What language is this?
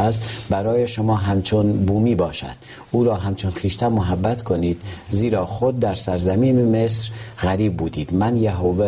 Persian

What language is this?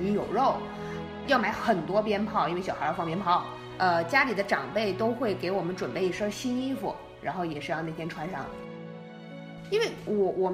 Chinese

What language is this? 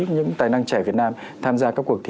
Vietnamese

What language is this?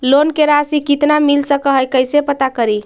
Magahi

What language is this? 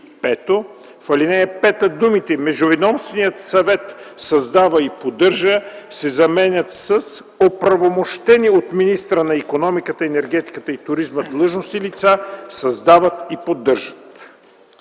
Bulgarian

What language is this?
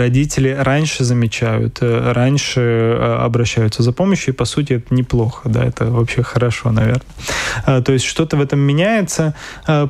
Russian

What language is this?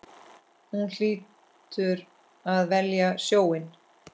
Icelandic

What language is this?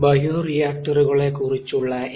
Malayalam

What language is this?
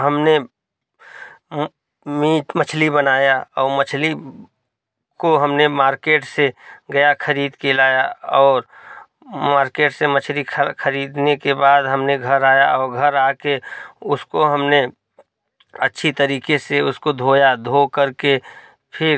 Hindi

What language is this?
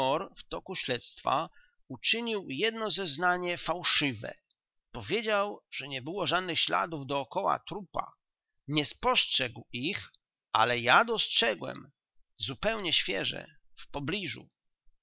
Polish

